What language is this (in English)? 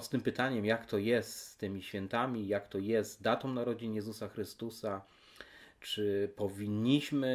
Polish